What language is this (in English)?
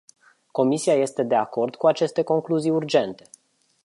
Romanian